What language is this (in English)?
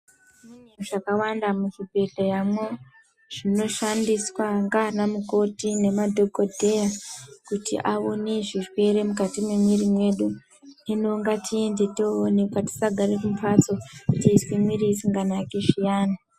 Ndau